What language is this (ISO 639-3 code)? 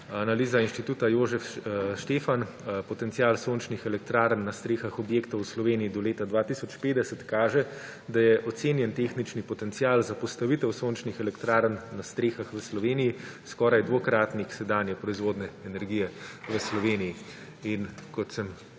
slv